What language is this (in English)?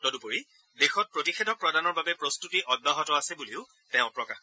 Assamese